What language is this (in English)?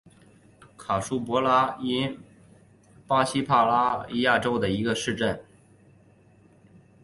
Chinese